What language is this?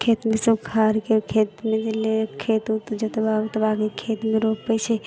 Maithili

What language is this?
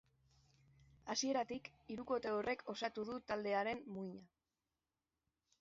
Basque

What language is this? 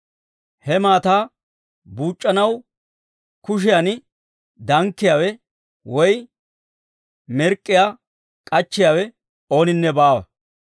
Dawro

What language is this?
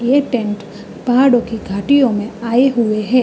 Hindi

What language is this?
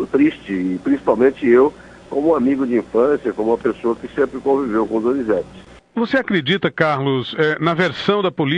Portuguese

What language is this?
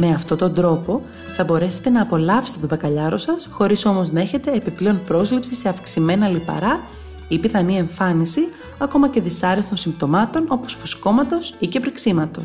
Greek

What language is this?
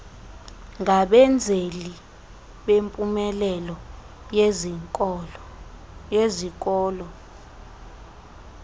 Xhosa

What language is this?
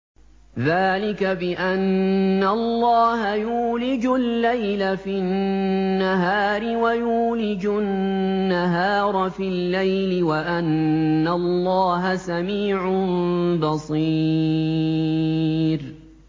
Arabic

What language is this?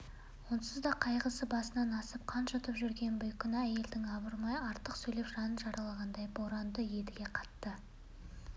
Kazakh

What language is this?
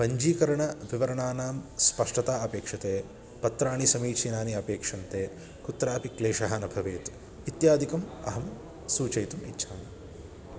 Sanskrit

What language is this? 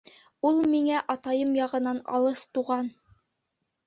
Bashkir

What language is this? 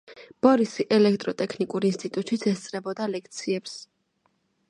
Georgian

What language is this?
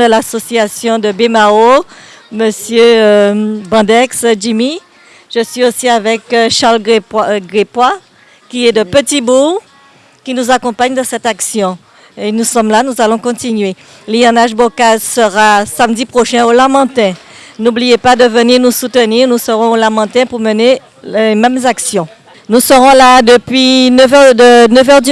French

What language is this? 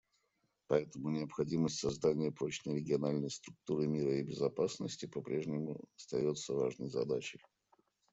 Russian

